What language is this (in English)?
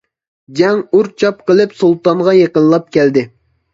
Uyghur